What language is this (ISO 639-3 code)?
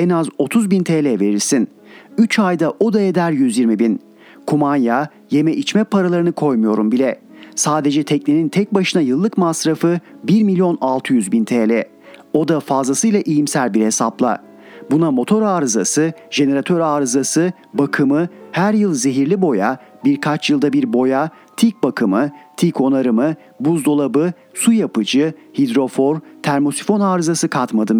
tur